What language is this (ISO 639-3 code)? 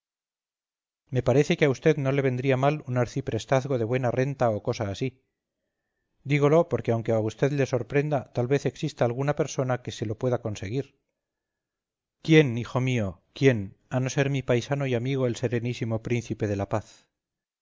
spa